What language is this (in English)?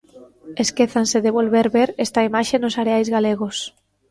Galician